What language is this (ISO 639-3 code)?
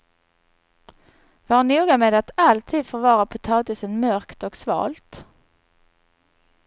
swe